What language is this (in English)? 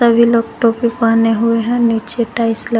Hindi